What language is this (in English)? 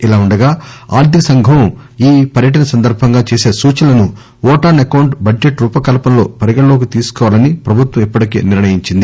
Telugu